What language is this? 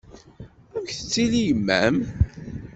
Kabyle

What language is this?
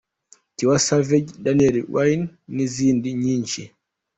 Kinyarwanda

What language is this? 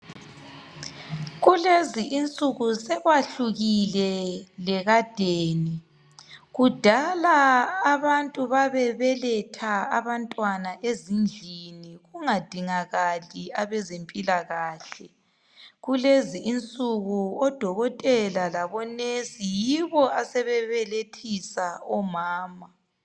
North Ndebele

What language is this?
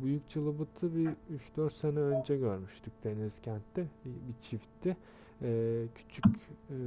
Turkish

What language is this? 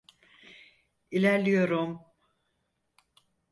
Turkish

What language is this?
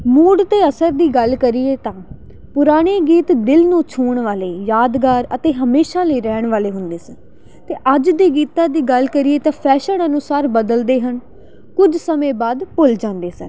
Punjabi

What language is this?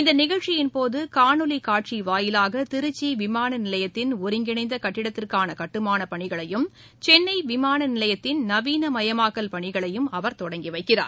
Tamil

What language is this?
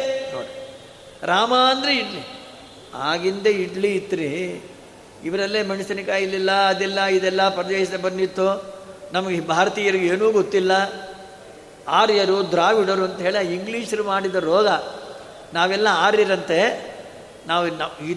Kannada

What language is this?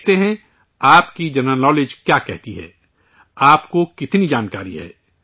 Urdu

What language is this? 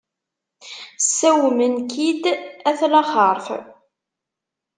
Kabyle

